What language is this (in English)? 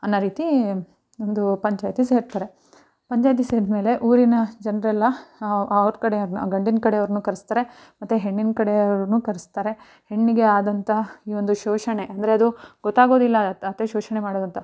Kannada